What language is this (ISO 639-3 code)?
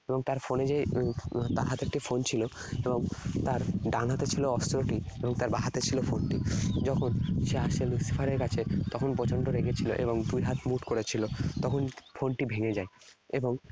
ben